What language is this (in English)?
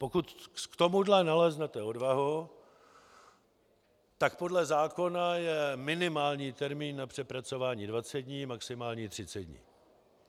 Czech